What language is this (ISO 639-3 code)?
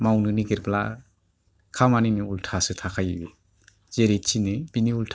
brx